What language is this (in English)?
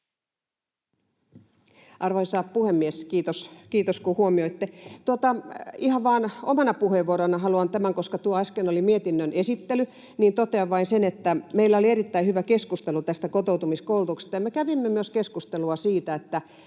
Finnish